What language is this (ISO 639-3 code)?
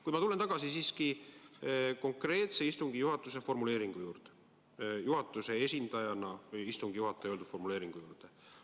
est